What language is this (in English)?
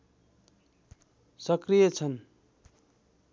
Nepali